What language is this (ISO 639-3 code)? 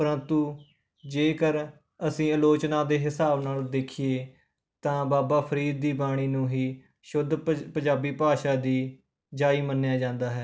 pan